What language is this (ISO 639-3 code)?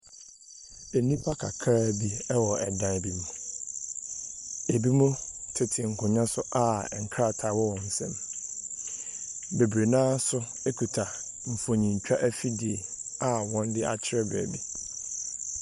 aka